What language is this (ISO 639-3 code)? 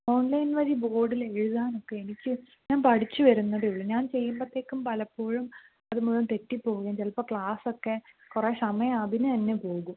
mal